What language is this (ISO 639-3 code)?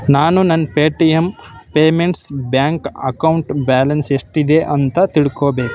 kan